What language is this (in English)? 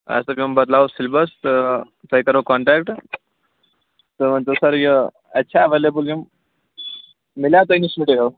Kashmiri